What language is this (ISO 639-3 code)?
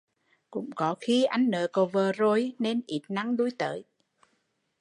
vie